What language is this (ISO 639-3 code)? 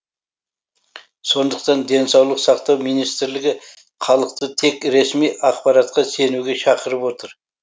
kaz